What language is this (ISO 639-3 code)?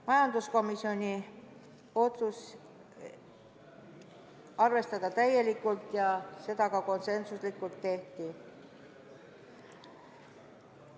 est